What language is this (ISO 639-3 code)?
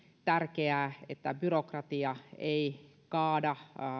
fin